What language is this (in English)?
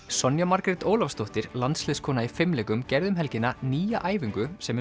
Icelandic